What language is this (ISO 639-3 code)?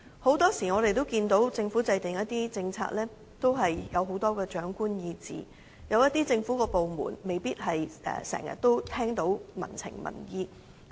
yue